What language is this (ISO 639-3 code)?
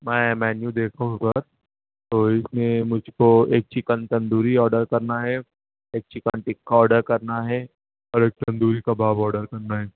urd